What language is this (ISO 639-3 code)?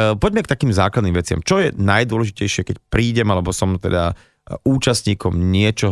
slk